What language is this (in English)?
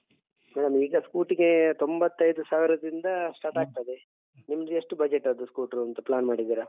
Kannada